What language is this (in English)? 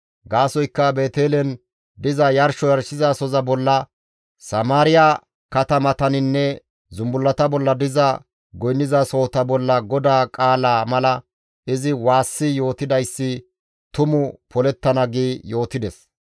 Gamo